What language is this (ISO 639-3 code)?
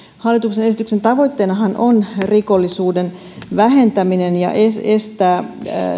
fin